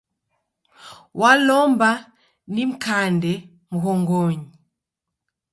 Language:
Taita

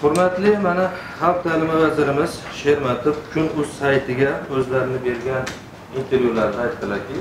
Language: Turkish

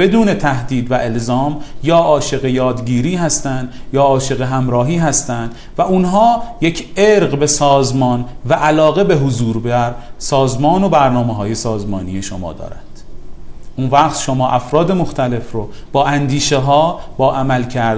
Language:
Persian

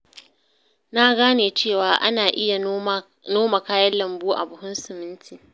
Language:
Hausa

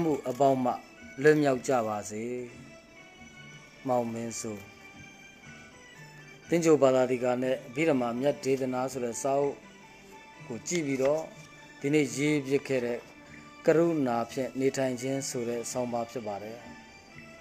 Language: Hindi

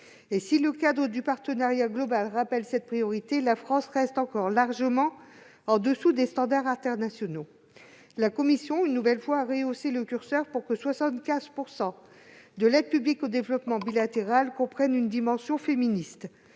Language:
French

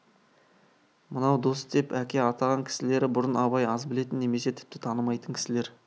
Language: Kazakh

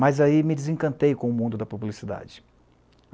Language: Portuguese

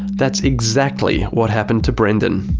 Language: English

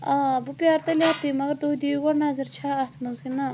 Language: Kashmiri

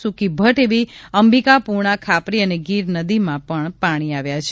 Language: Gujarati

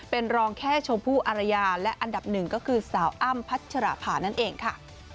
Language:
Thai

